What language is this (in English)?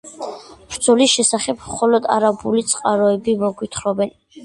Georgian